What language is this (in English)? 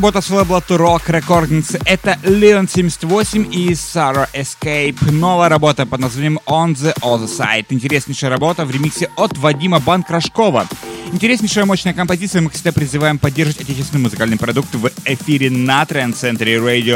Russian